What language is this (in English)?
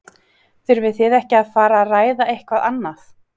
Icelandic